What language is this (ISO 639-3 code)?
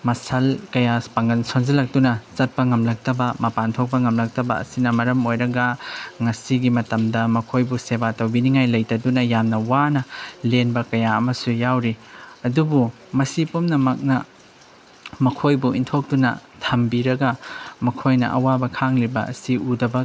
mni